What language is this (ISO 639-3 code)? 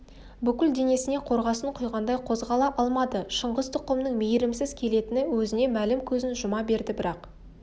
kaz